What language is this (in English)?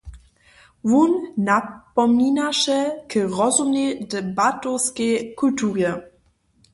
Upper Sorbian